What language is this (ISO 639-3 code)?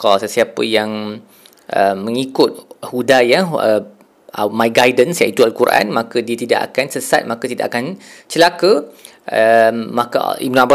msa